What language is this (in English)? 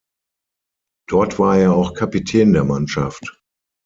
German